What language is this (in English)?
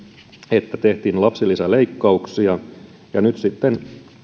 Finnish